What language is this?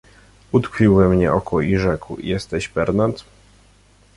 Polish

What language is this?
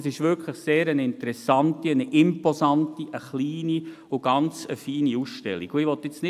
Swiss German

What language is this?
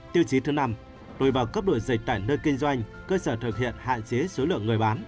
Vietnamese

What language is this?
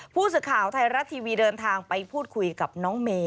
Thai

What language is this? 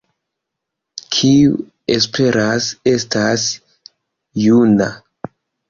Esperanto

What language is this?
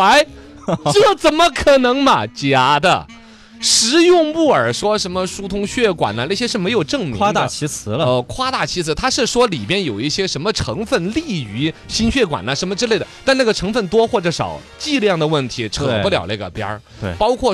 Chinese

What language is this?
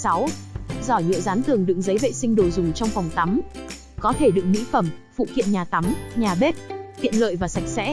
Vietnamese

